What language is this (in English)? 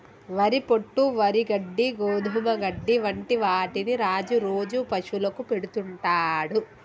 Telugu